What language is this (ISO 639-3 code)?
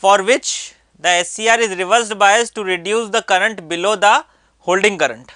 hin